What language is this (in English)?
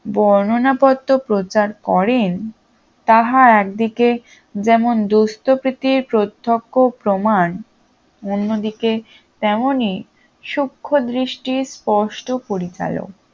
Bangla